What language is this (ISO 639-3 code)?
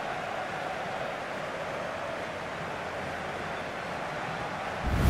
nld